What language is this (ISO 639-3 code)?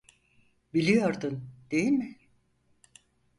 tur